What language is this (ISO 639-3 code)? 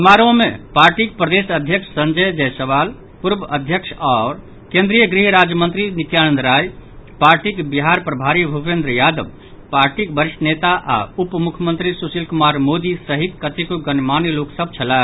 mai